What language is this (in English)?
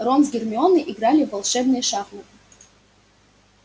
Russian